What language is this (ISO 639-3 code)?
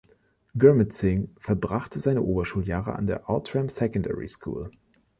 deu